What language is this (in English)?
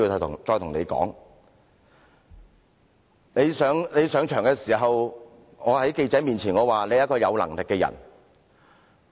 Cantonese